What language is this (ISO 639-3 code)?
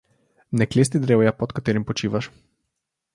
slv